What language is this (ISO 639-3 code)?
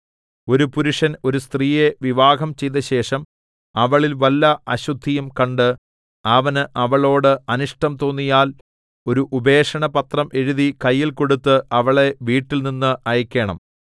mal